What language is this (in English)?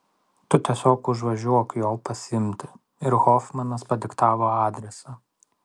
Lithuanian